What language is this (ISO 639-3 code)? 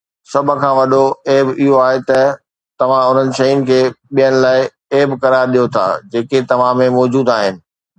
snd